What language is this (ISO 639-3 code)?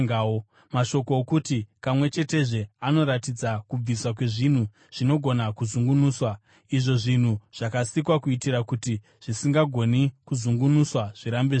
sna